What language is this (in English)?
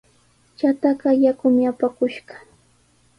Sihuas Ancash Quechua